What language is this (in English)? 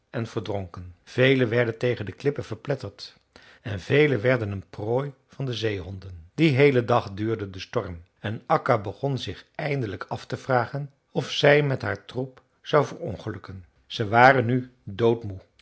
Dutch